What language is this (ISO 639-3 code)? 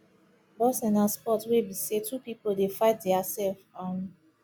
pcm